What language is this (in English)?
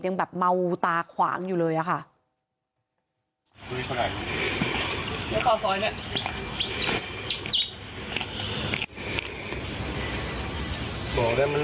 Thai